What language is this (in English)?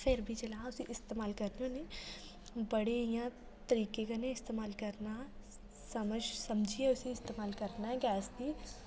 Dogri